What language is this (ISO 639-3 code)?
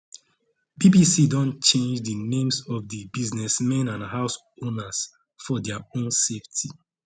pcm